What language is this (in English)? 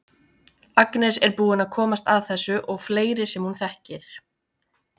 Icelandic